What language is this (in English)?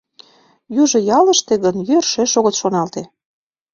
Mari